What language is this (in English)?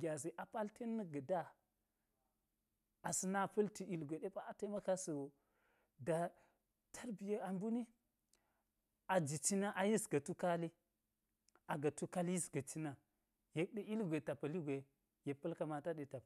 Geji